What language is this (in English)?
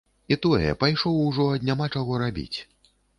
Belarusian